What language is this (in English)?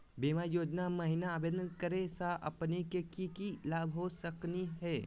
Magahi